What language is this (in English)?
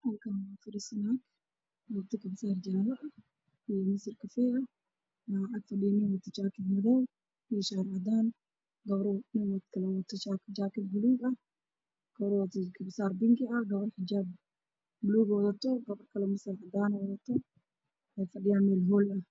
Somali